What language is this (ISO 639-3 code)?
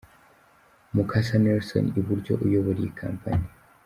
kin